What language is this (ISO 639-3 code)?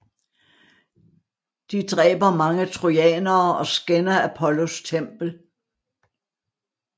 dan